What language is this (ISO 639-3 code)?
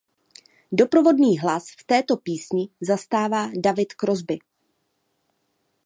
ces